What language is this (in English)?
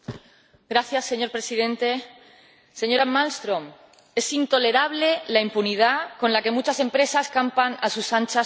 Spanish